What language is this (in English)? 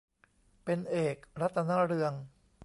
Thai